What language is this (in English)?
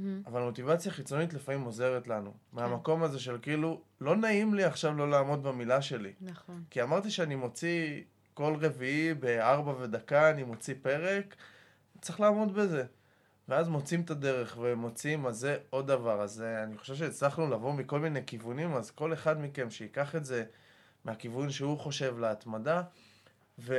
Hebrew